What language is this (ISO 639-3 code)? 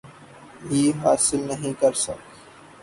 urd